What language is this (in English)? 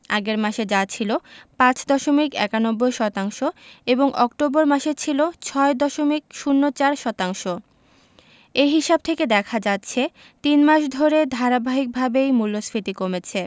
Bangla